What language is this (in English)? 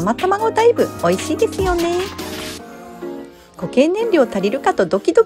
Japanese